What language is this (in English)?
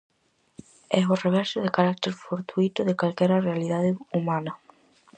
Galician